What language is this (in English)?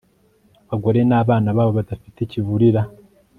Kinyarwanda